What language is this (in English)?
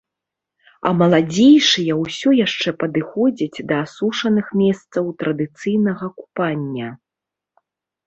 Belarusian